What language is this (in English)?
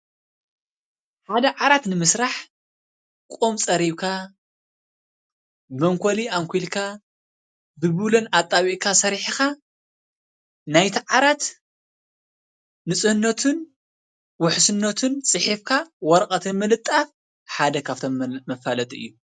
Tigrinya